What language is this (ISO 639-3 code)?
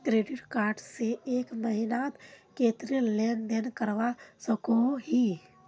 mag